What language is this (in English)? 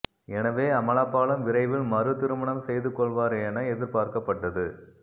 Tamil